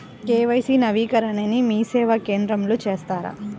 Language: Telugu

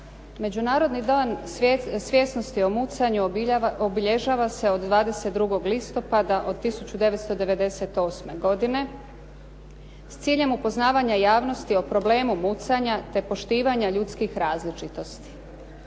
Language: Croatian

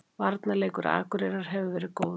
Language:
Icelandic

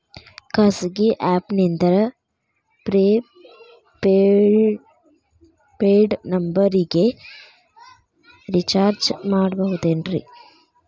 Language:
Kannada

